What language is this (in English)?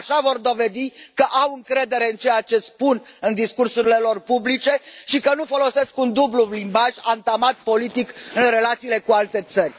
Romanian